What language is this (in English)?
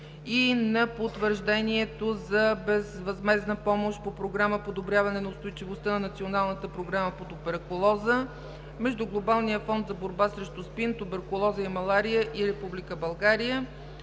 Bulgarian